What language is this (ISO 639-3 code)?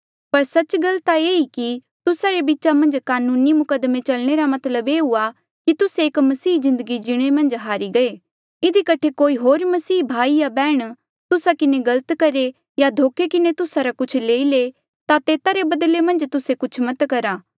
mjl